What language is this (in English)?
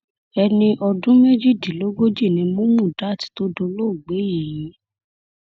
Yoruba